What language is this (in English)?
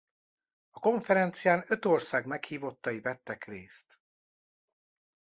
Hungarian